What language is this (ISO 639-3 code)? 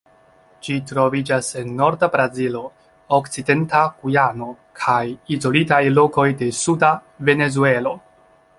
epo